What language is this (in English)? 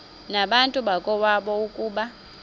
Xhosa